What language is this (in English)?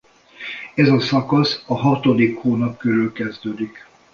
Hungarian